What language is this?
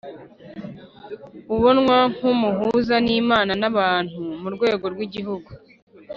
Kinyarwanda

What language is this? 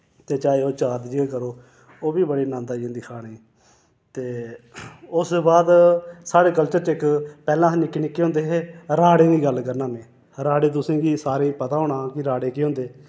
Dogri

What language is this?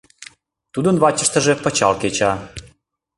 Mari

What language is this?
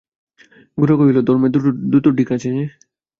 Bangla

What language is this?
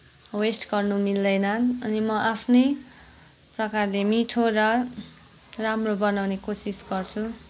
Nepali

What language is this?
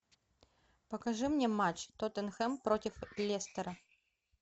Russian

